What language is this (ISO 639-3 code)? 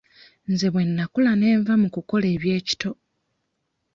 lug